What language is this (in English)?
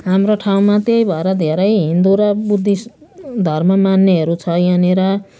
Nepali